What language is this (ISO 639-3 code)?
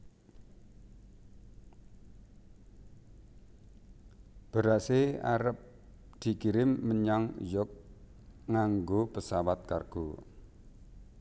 jav